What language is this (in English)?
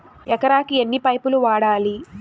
Telugu